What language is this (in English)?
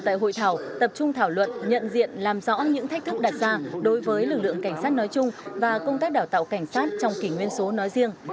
Vietnamese